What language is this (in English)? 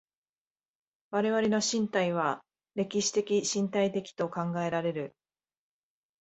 Japanese